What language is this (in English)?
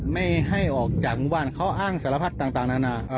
Thai